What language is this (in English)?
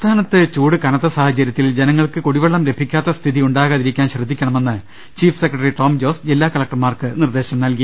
Malayalam